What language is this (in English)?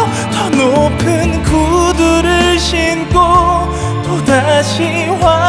Korean